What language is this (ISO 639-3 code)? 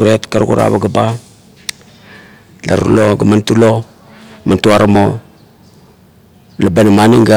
kto